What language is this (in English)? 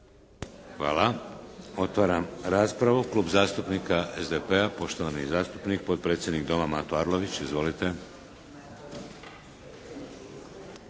Croatian